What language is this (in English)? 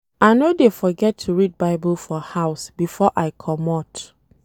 Nigerian Pidgin